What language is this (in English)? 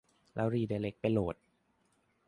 Thai